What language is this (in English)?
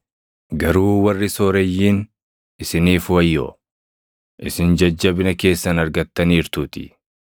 Oromo